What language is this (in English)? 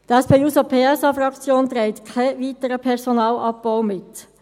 Swiss German